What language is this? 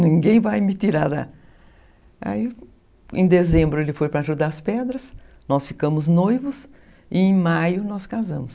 Portuguese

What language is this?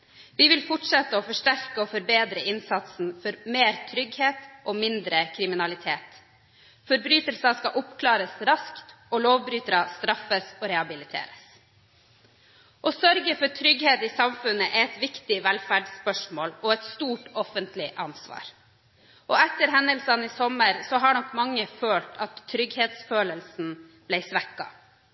Norwegian Bokmål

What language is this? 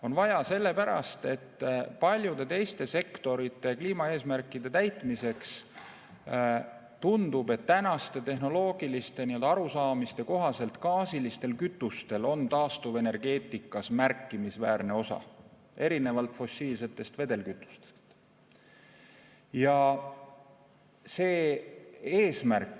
Estonian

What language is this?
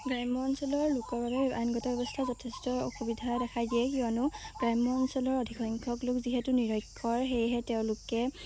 Assamese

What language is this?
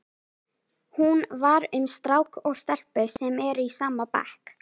Icelandic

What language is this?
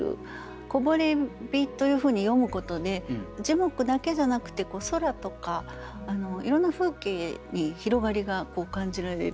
Japanese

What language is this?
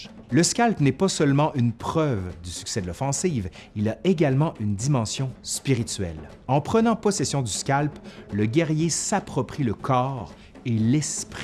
French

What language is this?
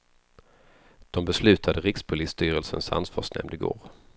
Swedish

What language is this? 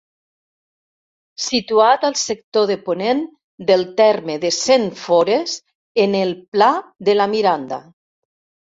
Catalan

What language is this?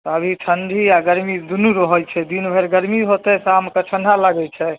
Maithili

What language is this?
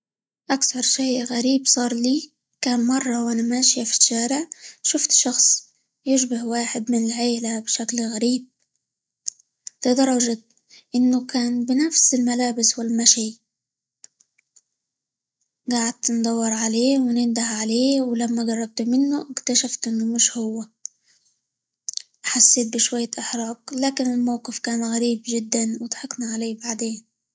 Libyan Arabic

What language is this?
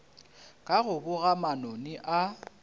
Northern Sotho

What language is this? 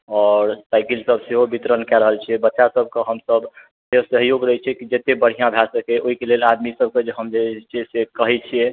Maithili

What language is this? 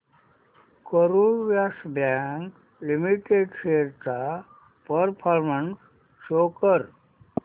Marathi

